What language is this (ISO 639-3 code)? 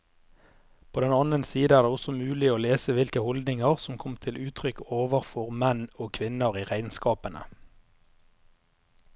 nor